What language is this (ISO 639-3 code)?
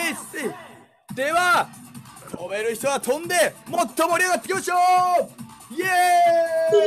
jpn